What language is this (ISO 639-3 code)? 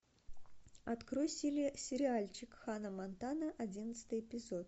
rus